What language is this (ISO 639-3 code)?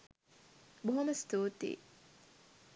sin